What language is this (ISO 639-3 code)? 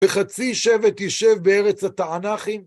heb